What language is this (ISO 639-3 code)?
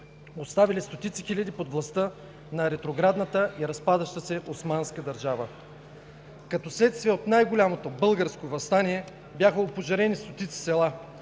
bul